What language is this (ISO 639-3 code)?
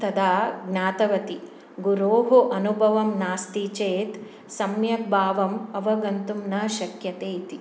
san